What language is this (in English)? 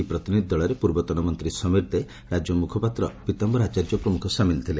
Odia